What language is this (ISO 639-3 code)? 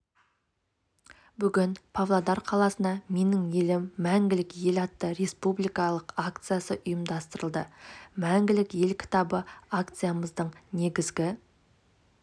kaz